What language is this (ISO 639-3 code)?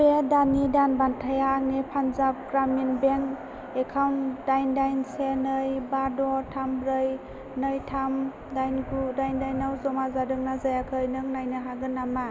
brx